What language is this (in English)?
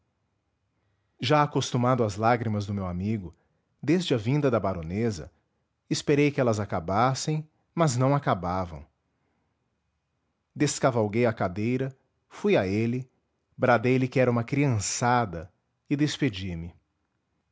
Portuguese